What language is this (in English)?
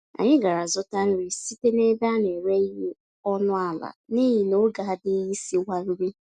Igbo